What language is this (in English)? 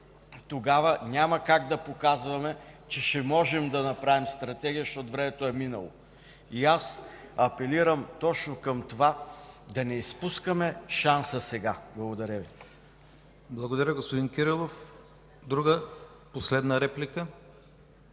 Bulgarian